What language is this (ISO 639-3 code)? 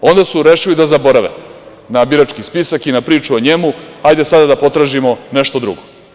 srp